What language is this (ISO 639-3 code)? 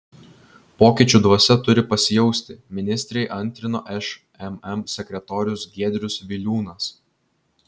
lit